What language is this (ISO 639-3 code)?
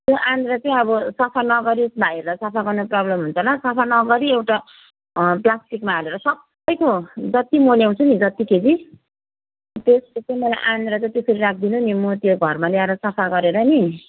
nep